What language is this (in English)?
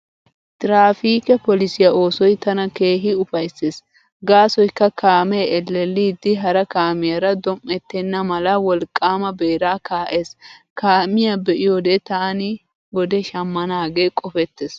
Wolaytta